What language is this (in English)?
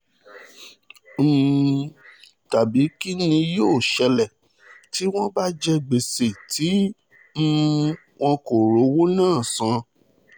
Yoruba